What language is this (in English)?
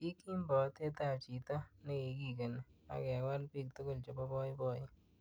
Kalenjin